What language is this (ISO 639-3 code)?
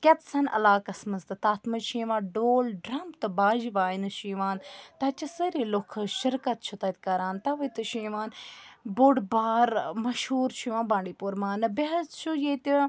kas